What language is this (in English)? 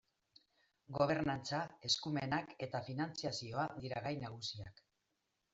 Basque